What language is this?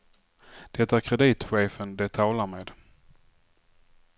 Swedish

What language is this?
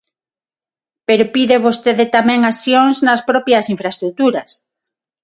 Galician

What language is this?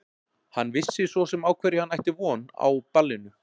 Icelandic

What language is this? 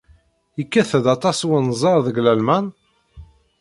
Kabyle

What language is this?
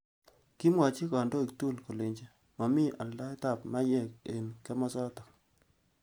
Kalenjin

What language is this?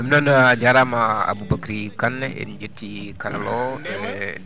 Fula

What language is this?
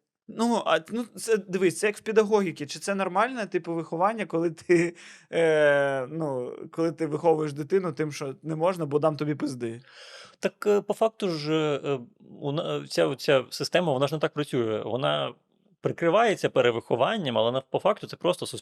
Ukrainian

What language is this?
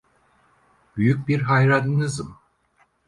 Turkish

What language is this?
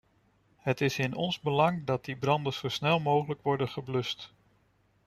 Dutch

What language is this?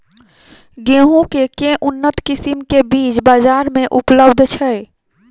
Maithili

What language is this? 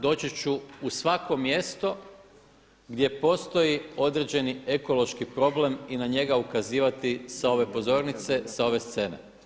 Croatian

